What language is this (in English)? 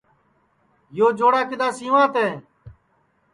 Sansi